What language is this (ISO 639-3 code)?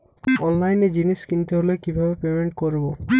ben